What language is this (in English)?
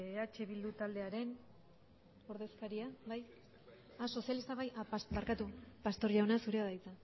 Basque